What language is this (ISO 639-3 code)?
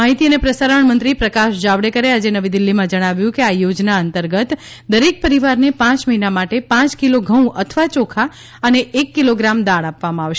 guj